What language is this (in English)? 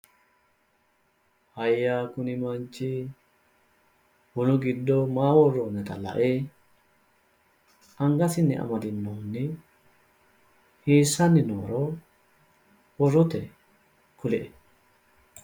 Sidamo